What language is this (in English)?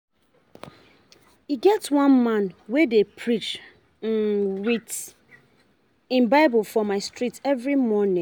Nigerian Pidgin